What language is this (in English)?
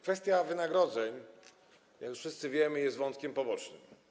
Polish